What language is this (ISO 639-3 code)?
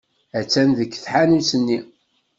kab